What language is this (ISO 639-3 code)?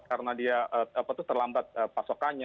ind